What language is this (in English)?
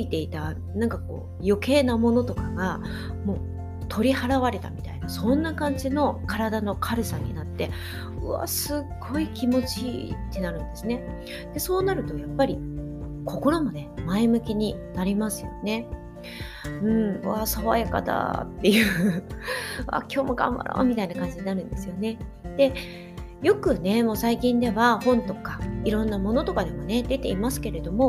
Japanese